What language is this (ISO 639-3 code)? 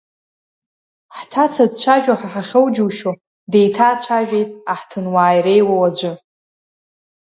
abk